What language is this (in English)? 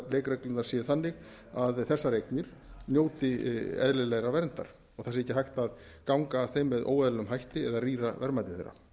Icelandic